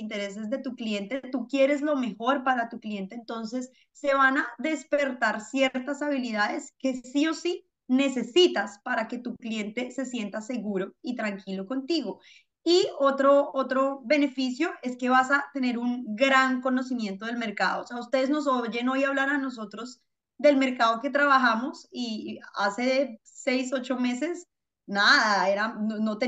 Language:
Spanish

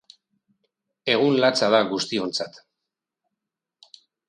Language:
Basque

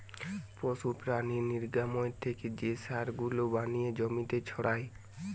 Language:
Bangla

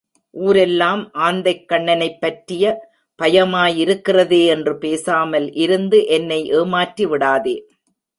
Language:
Tamil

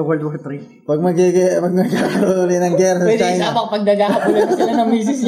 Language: Filipino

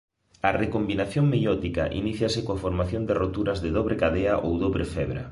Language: Galician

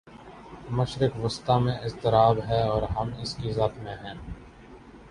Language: Urdu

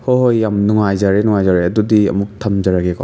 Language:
Manipuri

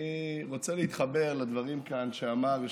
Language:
Hebrew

